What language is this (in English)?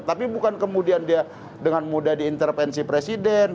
Indonesian